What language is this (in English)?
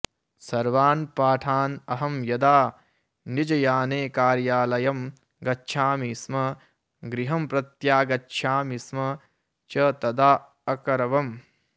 Sanskrit